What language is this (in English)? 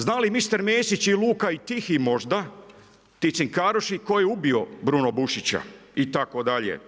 Croatian